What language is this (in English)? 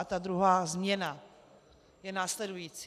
Czech